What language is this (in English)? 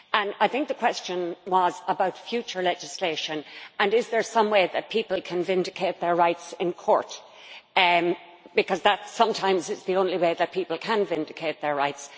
English